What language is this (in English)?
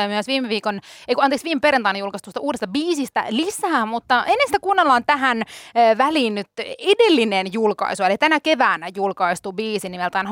Finnish